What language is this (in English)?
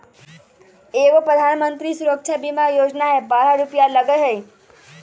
Magahi